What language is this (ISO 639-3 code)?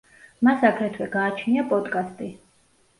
kat